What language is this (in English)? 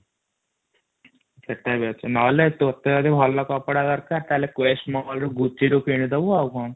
Odia